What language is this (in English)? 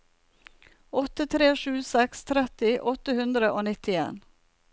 Norwegian